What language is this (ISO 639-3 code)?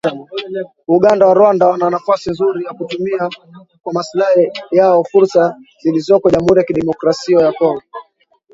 swa